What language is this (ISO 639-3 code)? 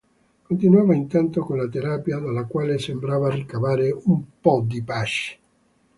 ita